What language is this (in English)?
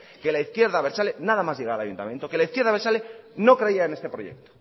Spanish